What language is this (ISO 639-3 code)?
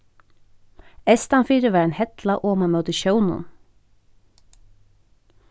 fao